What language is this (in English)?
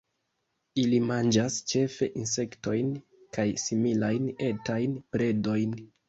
Esperanto